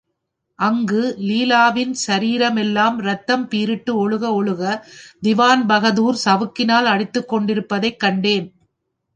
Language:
Tamil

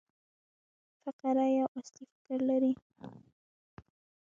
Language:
Pashto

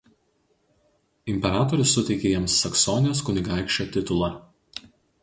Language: Lithuanian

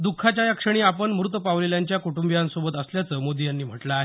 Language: Marathi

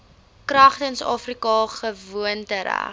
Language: Afrikaans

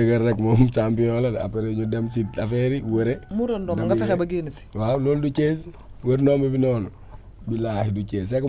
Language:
Indonesian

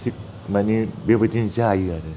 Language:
Bodo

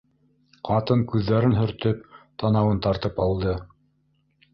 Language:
Bashkir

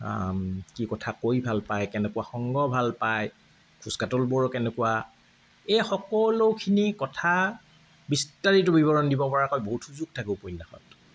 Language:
Assamese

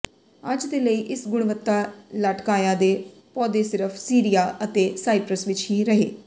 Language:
Punjabi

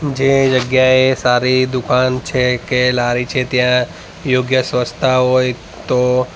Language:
Gujarati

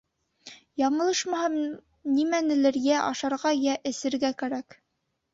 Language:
Bashkir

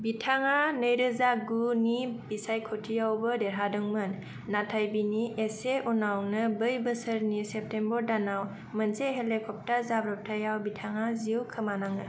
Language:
Bodo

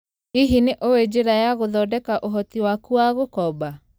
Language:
Kikuyu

